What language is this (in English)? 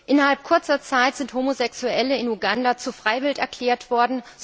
German